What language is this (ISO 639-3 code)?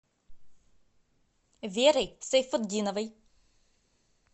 rus